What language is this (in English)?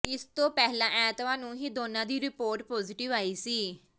Punjabi